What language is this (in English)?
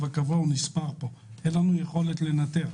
Hebrew